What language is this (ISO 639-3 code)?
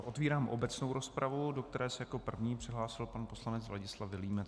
ces